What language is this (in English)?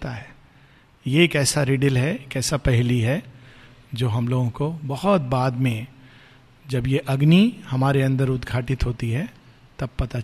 Hindi